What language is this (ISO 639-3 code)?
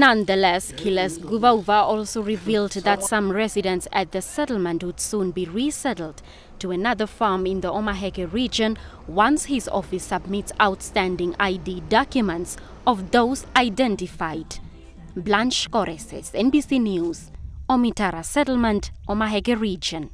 eng